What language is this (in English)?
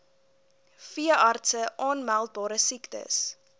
Afrikaans